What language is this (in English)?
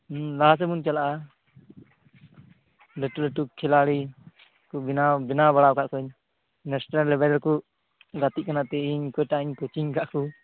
Santali